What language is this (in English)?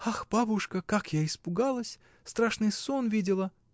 Russian